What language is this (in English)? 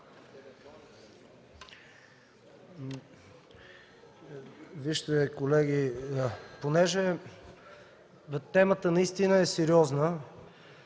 Bulgarian